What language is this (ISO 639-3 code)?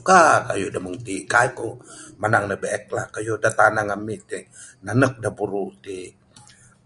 sdo